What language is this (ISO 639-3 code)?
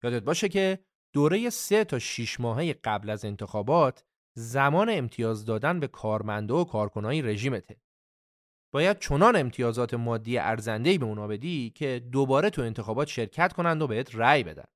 fas